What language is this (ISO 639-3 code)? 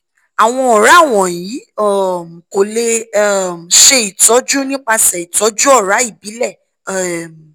yor